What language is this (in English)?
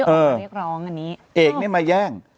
Thai